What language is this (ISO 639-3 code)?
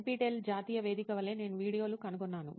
tel